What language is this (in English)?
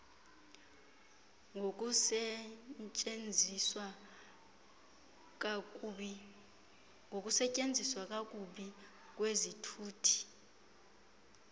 Xhosa